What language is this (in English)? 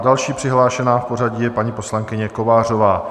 Czech